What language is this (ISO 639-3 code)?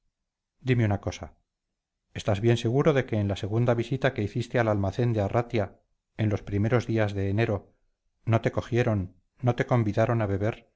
spa